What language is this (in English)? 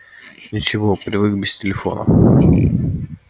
Russian